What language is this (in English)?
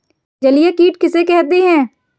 Hindi